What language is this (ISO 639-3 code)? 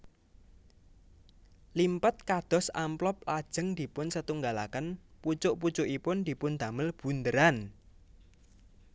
jav